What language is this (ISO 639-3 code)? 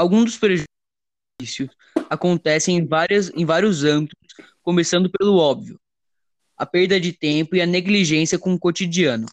por